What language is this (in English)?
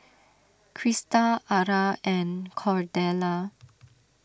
English